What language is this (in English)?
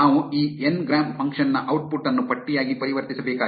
Kannada